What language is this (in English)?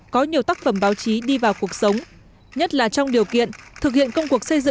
Vietnamese